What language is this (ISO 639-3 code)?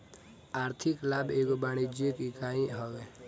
bho